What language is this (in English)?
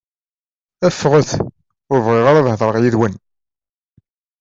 Kabyle